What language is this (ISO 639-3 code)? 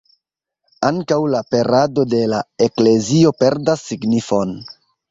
epo